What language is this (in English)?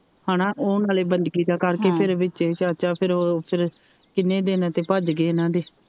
Punjabi